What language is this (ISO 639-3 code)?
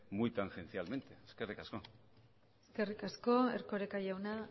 eus